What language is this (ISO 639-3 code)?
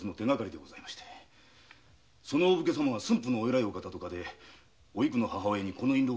jpn